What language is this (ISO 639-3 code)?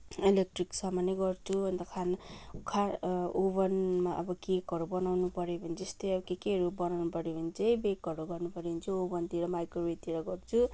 nep